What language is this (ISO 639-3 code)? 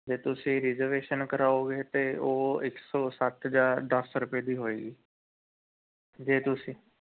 pan